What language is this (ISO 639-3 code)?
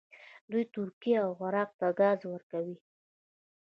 pus